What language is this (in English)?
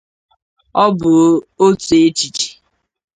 Igbo